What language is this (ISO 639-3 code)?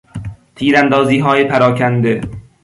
fas